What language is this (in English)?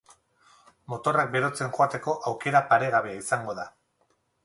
Basque